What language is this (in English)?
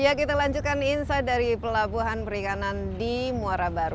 Indonesian